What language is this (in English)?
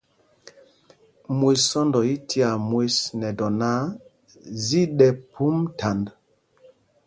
Mpumpong